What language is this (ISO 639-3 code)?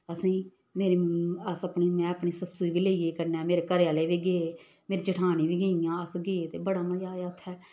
doi